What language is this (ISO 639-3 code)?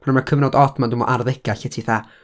cym